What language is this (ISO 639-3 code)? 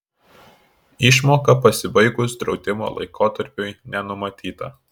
lit